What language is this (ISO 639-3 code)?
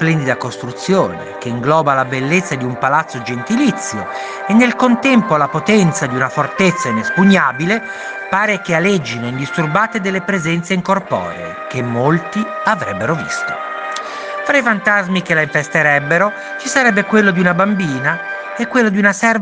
ita